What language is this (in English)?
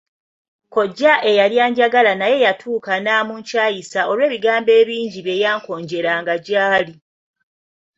Ganda